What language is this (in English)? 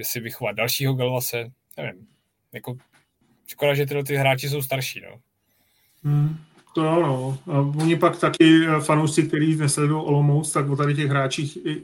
Czech